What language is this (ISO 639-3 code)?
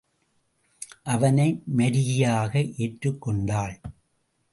tam